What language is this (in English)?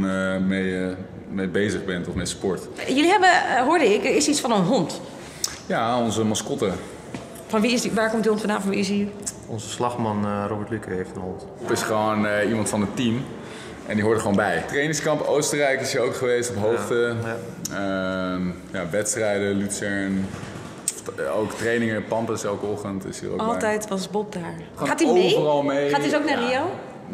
Dutch